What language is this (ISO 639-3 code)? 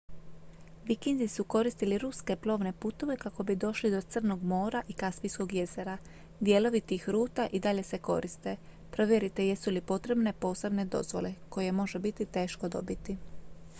hrv